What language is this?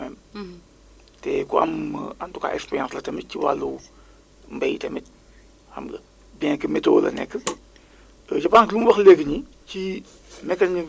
Wolof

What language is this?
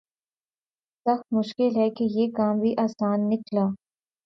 Urdu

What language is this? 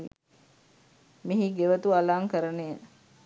Sinhala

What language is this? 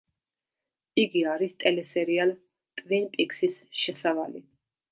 Georgian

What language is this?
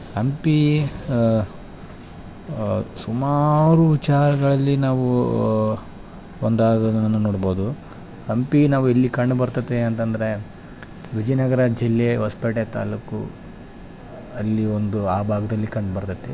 Kannada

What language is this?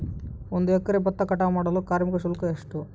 Kannada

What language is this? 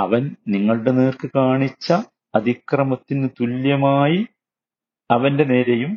Malayalam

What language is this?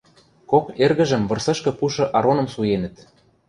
Western Mari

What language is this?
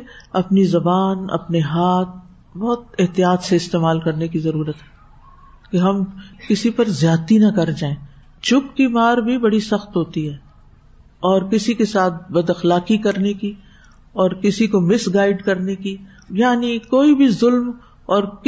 Urdu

